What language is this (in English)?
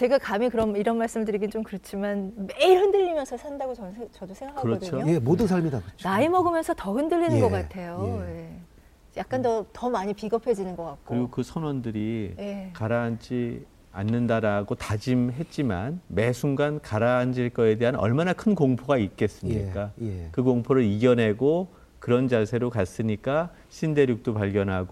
Korean